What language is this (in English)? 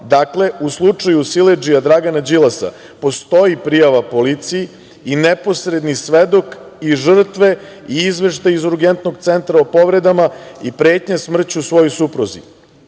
Serbian